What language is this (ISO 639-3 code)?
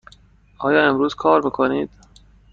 fas